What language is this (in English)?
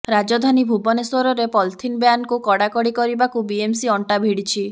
Odia